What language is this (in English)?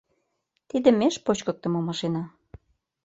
Mari